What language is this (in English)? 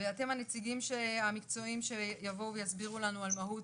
Hebrew